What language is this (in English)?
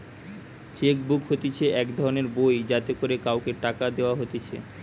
Bangla